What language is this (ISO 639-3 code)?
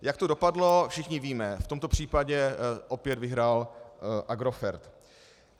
ces